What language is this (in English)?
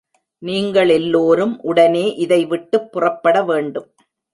Tamil